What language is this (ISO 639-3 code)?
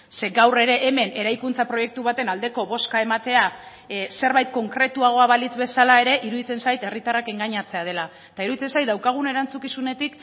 eus